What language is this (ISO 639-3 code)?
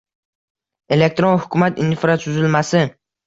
uzb